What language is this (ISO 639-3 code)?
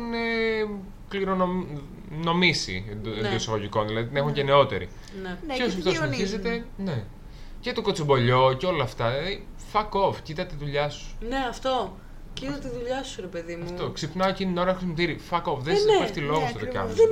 ell